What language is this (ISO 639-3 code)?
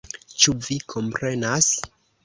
epo